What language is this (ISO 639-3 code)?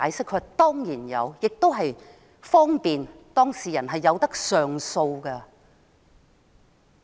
yue